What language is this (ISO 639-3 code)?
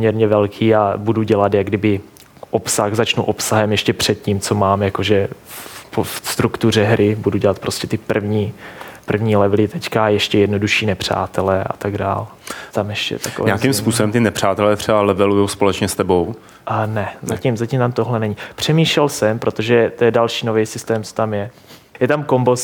ces